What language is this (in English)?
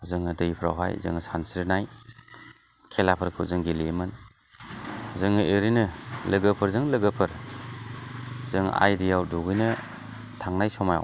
Bodo